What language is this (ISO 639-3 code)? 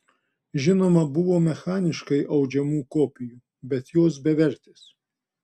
lit